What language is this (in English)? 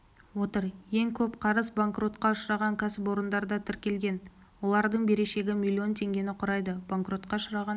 Kazakh